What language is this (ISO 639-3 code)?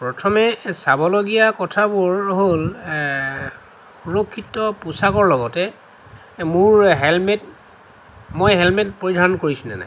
asm